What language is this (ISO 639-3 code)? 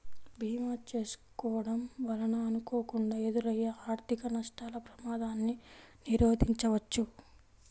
tel